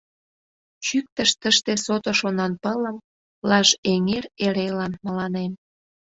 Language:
Mari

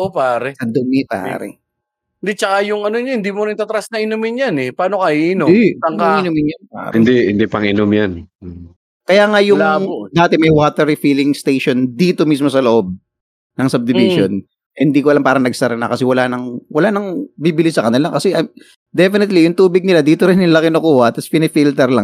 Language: Filipino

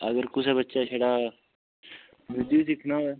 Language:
Dogri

